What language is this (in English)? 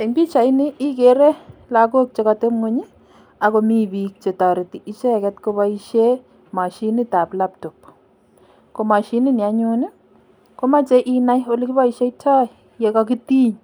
Kalenjin